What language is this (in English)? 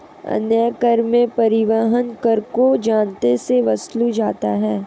Hindi